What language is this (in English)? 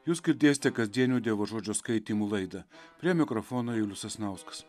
Lithuanian